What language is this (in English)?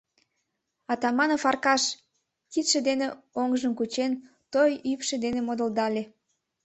Mari